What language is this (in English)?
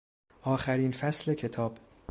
Persian